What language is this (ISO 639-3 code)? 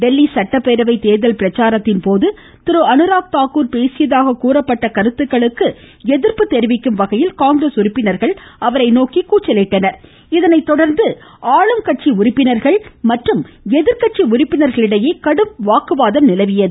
tam